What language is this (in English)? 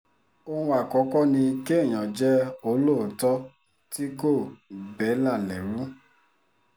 Yoruba